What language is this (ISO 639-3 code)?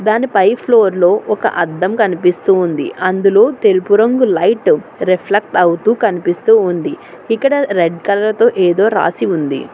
tel